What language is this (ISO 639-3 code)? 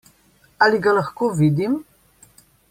slv